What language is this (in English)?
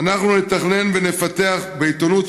Hebrew